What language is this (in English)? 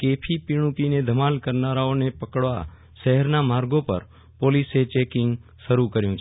Gujarati